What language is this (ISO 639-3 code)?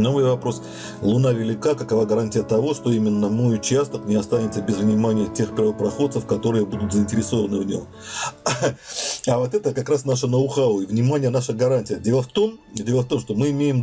rus